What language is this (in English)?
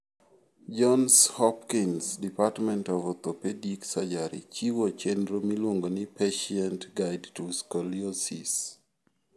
Luo (Kenya and Tanzania)